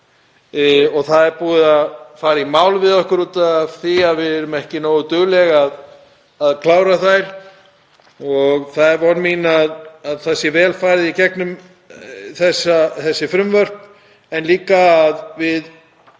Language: Icelandic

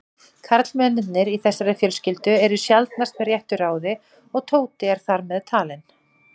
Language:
Icelandic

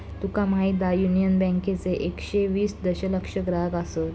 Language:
Marathi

